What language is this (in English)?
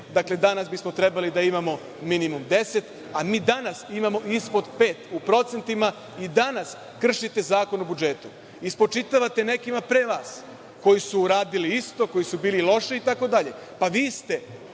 Serbian